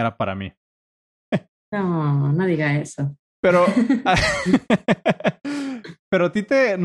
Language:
Spanish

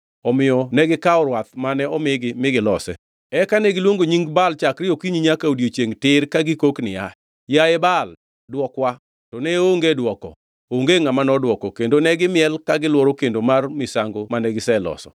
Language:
Luo (Kenya and Tanzania)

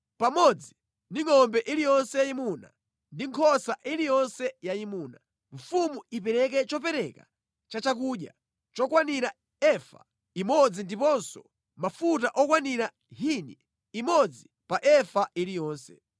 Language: Nyanja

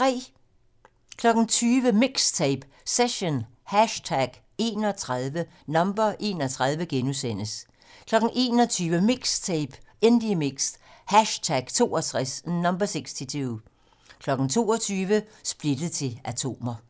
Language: Danish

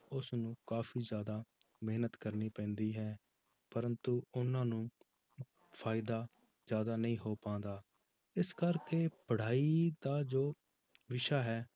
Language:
Punjabi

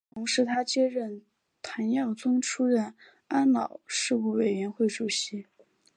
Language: Chinese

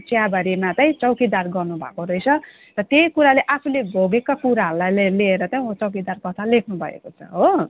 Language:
Nepali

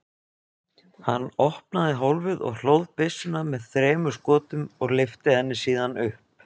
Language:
Icelandic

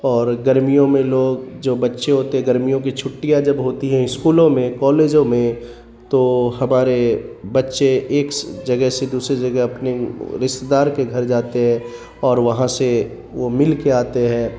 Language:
Urdu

